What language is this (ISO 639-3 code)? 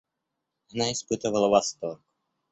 rus